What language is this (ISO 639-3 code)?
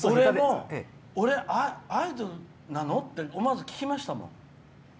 jpn